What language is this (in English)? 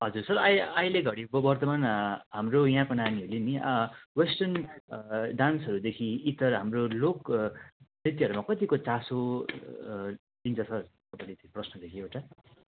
Nepali